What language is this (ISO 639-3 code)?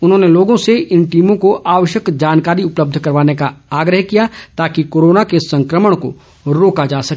hin